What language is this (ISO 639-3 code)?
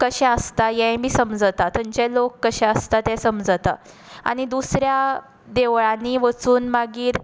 kok